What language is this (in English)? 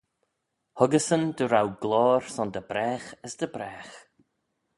Manx